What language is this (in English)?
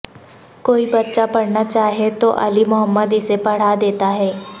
Urdu